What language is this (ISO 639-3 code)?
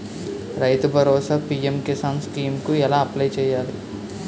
tel